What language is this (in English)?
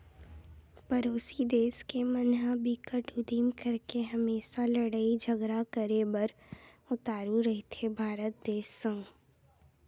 Chhattisgarhi